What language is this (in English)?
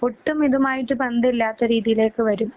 Malayalam